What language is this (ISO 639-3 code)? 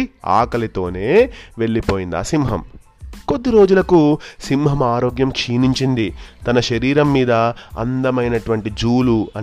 tel